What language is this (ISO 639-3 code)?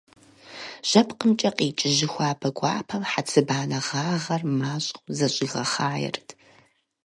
kbd